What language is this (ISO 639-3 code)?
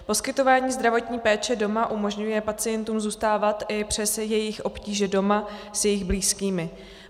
ces